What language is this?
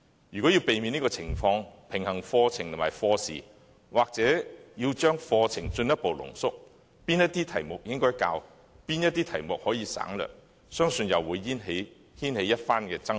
Cantonese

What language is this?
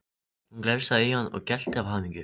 Icelandic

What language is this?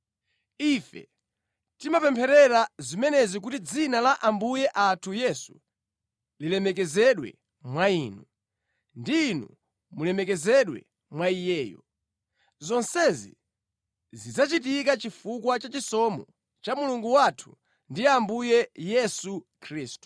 Nyanja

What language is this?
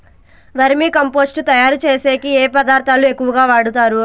Telugu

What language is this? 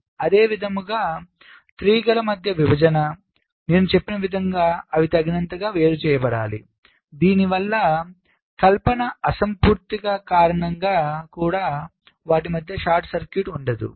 Telugu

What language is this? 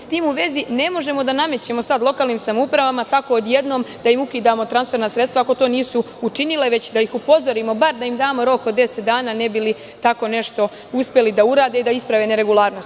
Serbian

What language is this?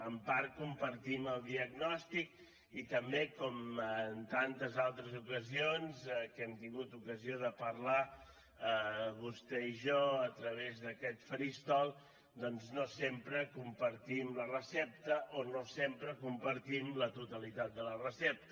Catalan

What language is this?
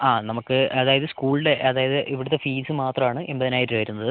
Malayalam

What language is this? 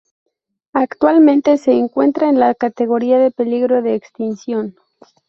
Spanish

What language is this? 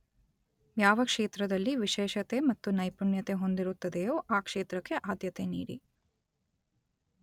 Kannada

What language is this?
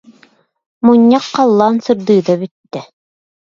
Yakut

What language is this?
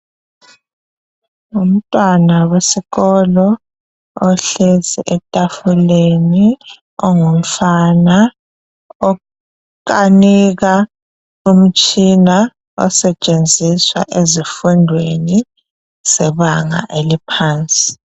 North Ndebele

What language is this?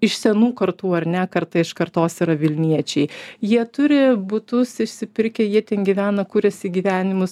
Lithuanian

